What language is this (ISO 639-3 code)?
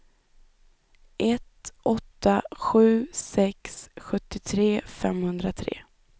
swe